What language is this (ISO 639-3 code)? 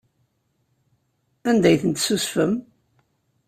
kab